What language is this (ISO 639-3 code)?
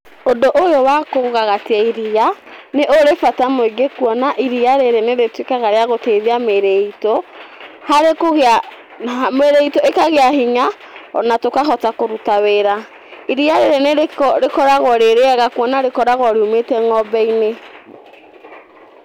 kik